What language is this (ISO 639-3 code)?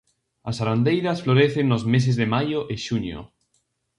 glg